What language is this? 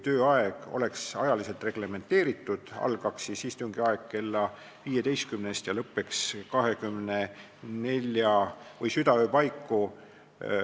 Estonian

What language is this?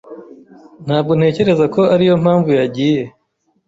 Kinyarwanda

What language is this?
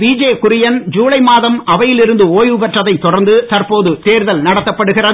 Tamil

